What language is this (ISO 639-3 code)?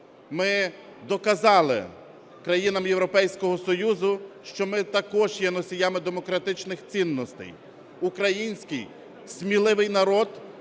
ukr